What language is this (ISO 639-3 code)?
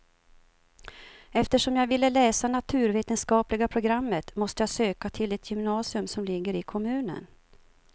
swe